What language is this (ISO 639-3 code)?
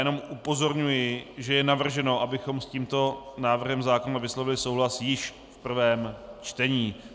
ces